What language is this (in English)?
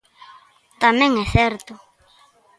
Galician